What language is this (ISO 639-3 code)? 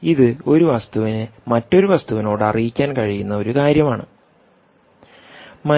mal